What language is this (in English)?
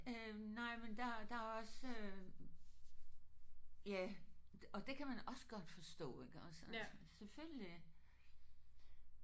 Danish